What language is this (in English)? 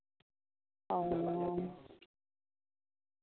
Santali